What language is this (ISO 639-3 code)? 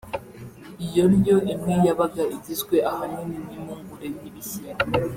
kin